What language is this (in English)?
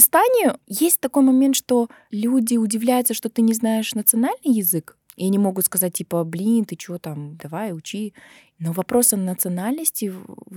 Russian